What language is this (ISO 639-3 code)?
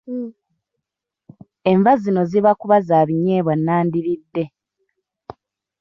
lug